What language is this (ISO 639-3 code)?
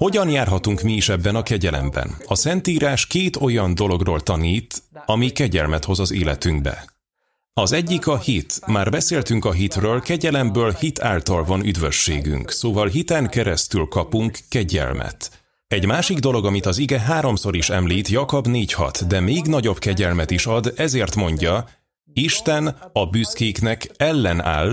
hun